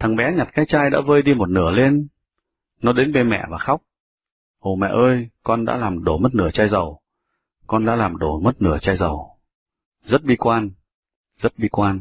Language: Vietnamese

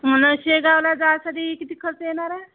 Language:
Marathi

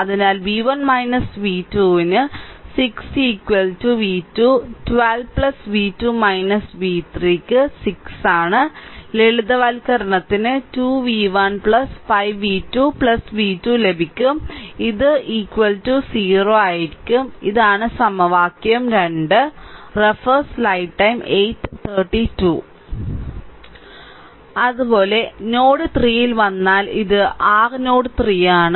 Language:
Malayalam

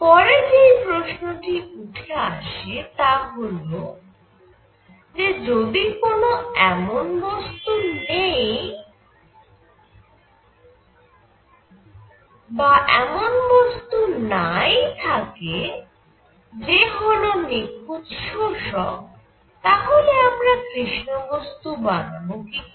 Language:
Bangla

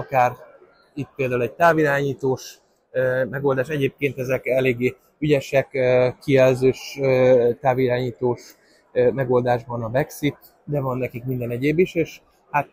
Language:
Hungarian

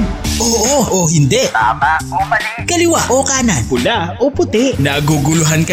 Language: Filipino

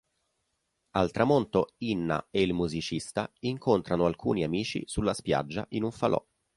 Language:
Italian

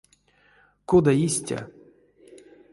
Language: Erzya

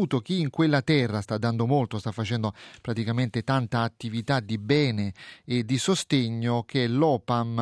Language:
Italian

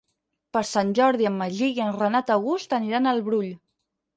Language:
Catalan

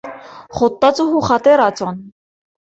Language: Arabic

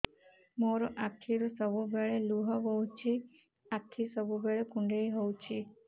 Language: Odia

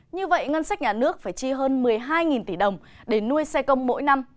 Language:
Vietnamese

